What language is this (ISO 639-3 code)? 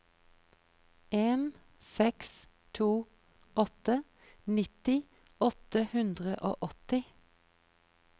nor